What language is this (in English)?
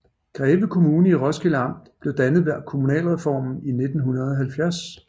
Danish